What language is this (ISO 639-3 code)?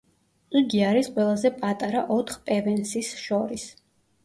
kat